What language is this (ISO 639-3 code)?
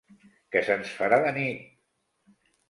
cat